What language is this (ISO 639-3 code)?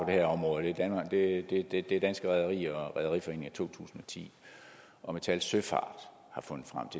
dan